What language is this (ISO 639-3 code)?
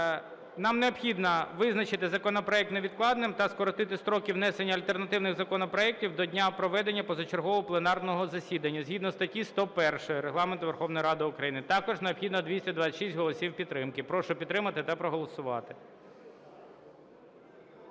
ukr